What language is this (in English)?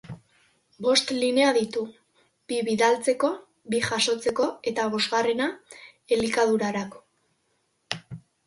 Basque